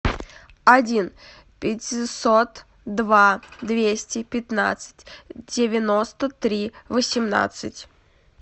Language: Russian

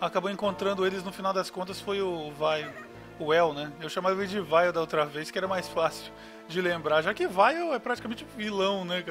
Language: Portuguese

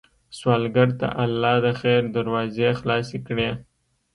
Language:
Pashto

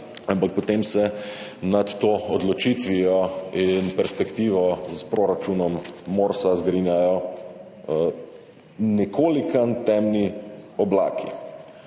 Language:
Slovenian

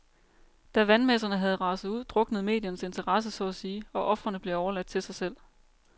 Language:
Danish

